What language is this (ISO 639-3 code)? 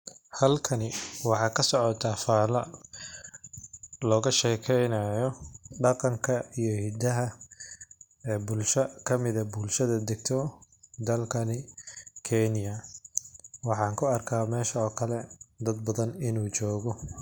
som